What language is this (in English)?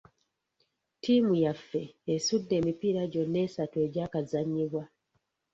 Ganda